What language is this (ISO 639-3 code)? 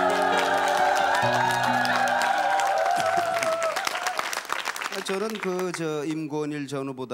kor